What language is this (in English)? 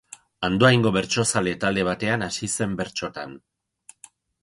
Basque